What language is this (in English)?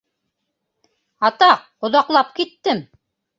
Bashkir